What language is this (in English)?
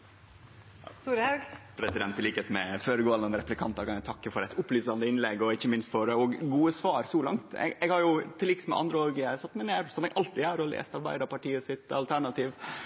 Norwegian Nynorsk